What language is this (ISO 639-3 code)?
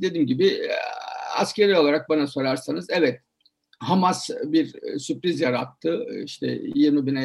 tur